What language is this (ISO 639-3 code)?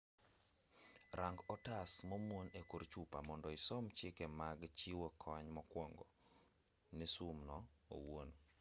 luo